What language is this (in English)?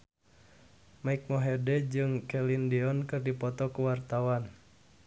Sundanese